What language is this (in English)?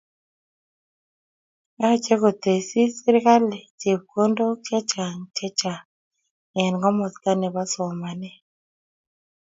Kalenjin